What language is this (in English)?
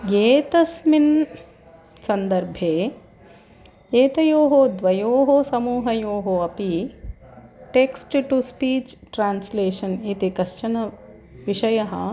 Sanskrit